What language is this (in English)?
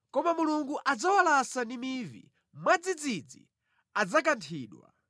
Nyanja